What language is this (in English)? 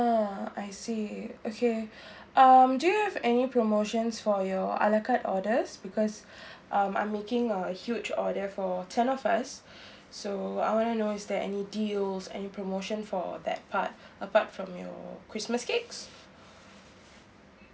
English